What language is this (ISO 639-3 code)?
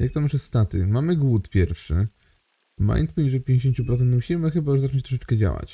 pol